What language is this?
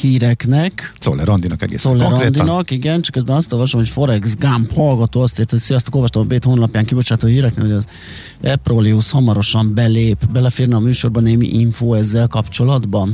Hungarian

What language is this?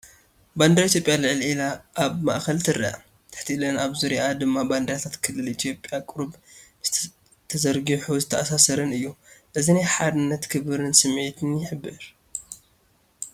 Tigrinya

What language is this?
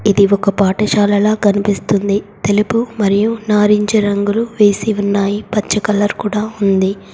Telugu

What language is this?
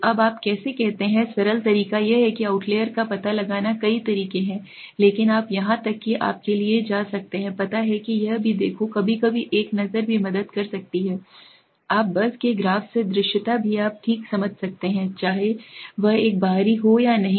Hindi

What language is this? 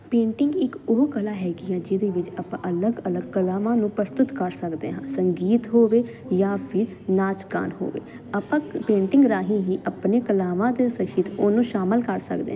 Punjabi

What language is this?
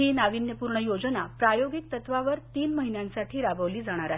Marathi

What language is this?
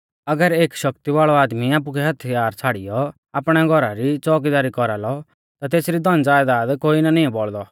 Mahasu Pahari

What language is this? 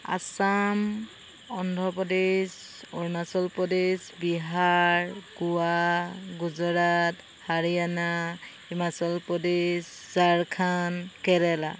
Assamese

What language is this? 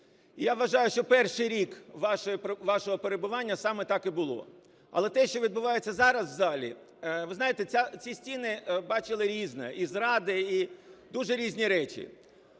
Ukrainian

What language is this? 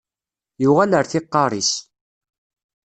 Kabyle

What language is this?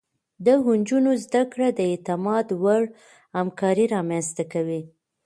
Pashto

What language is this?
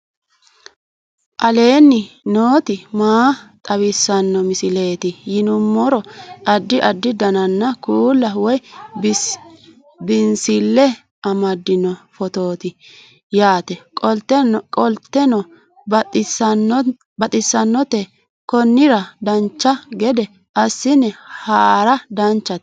Sidamo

